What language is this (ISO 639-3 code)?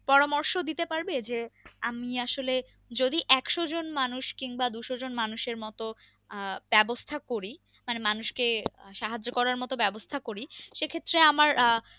ben